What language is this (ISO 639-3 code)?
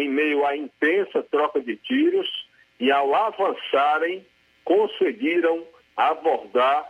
por